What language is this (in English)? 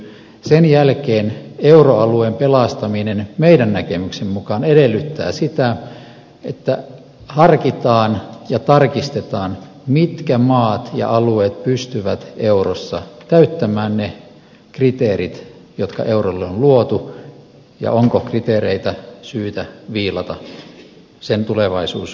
Finnish